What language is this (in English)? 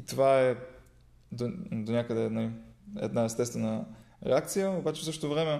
Bulgarian